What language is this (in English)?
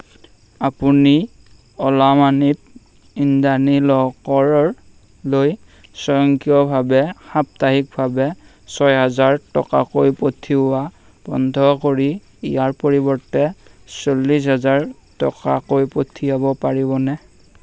Assamese